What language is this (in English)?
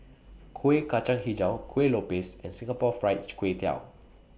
English